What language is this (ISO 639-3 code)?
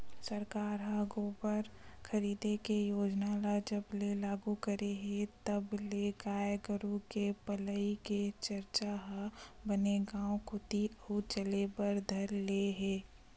hne